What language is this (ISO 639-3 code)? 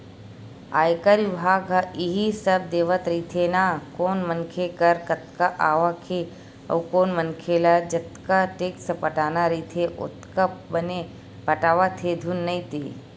hne